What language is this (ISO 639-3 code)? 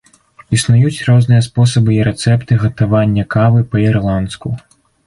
bel